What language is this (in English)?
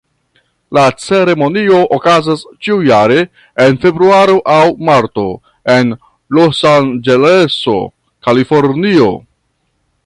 Esperanto